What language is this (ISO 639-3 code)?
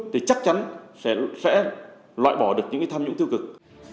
vie